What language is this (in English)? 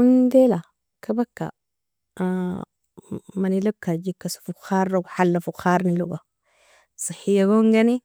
Nobiin